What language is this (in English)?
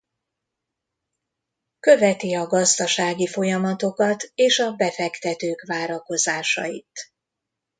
Hungarian